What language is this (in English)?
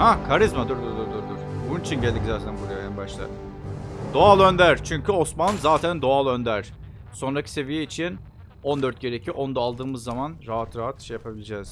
Turkish